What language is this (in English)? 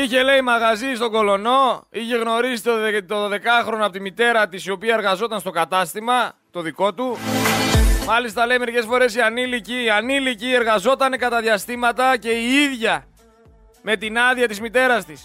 Greek